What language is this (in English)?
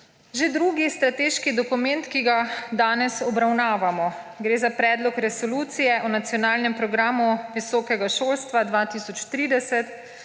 Slovenian